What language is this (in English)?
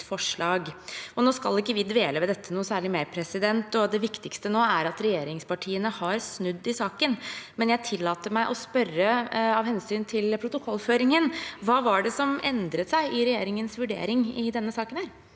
Norwegian